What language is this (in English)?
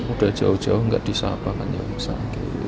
Indonesian